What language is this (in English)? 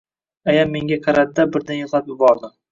Uzbek